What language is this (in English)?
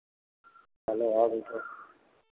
Hindi